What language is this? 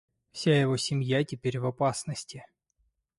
Russian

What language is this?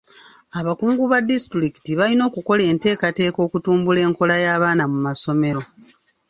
Ganda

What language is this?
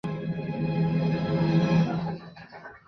Chinese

